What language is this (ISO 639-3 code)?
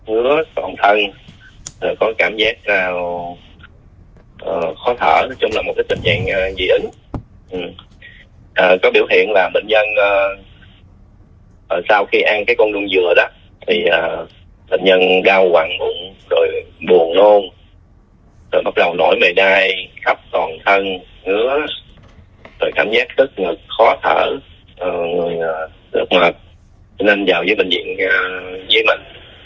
vie